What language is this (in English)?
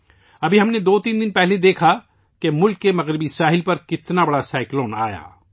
Urdu